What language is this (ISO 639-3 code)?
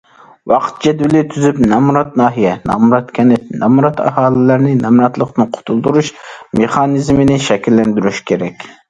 uig